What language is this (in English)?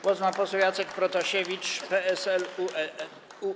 Polish